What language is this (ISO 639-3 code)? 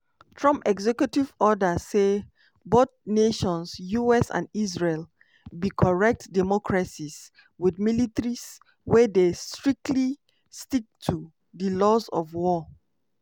pcm